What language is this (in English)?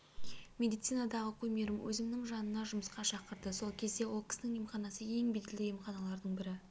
Kazakh